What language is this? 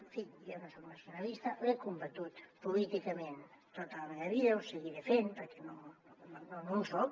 Catalan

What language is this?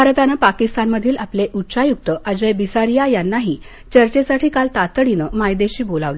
Marathi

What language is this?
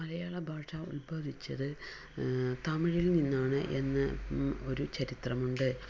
Malayalam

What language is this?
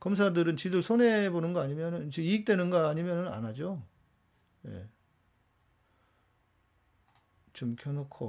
Korean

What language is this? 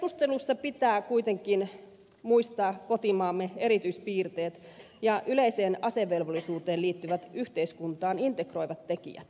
Finnish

